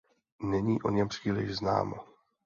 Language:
Czech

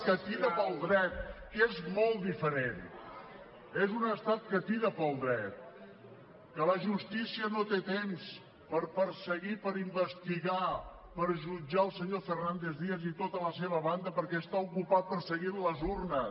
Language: Catalan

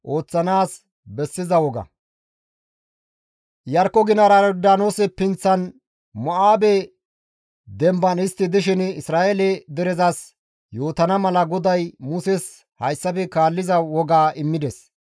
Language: Gamo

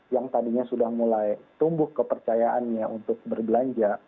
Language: Indonesian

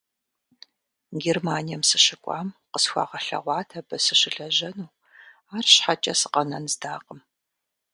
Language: Kabardian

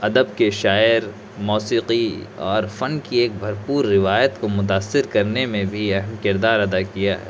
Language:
Urdu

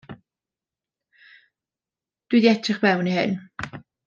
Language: Welsh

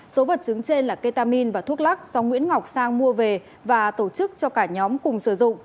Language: Vietnamese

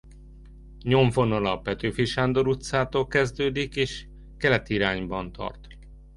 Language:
Hungarian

